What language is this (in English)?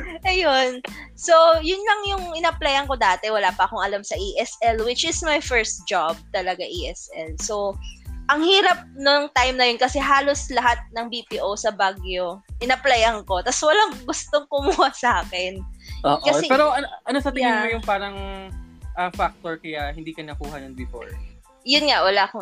Filipino